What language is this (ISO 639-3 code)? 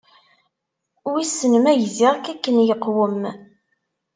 kab